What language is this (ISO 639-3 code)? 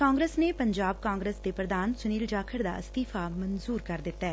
pan